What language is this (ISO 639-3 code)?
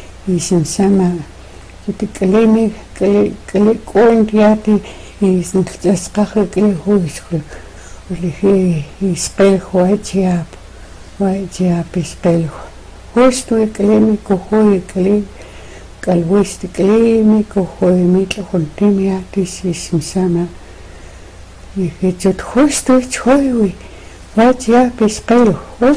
rus